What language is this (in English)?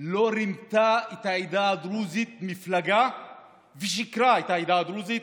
Hebrew